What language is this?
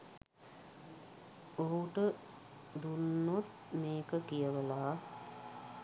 Sinhala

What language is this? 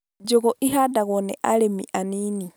Kikuyu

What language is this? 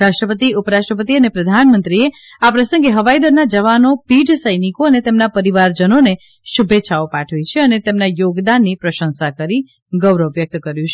Gujarati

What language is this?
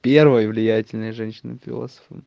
Russian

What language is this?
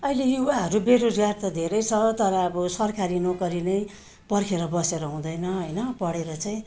Nepali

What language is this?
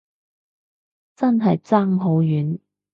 Cantonese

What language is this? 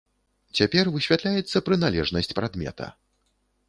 Belarusian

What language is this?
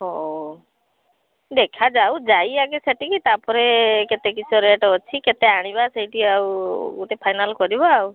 Odia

